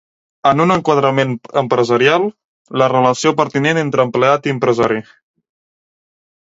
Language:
Catalan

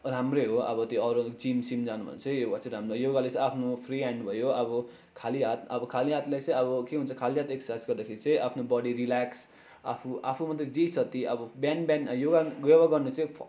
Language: Nepali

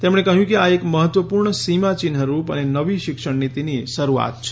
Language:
Gujarati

